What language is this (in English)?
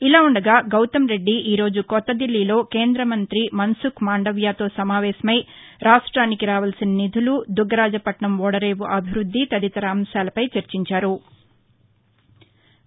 Telugu